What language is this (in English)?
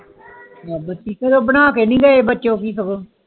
Punjabi